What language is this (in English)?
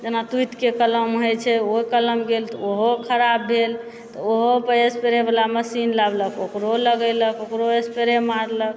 Maithili